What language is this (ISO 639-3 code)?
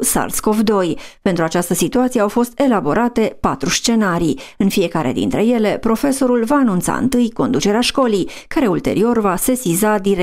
ron